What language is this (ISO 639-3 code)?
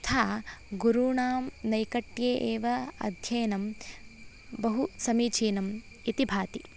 san